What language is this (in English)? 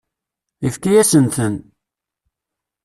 Kabyle